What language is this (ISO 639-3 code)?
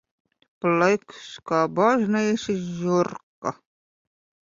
lav